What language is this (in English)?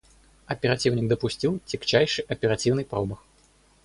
Russian